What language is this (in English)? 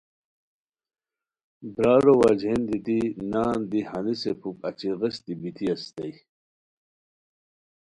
Khowar